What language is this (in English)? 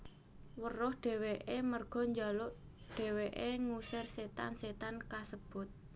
Javanese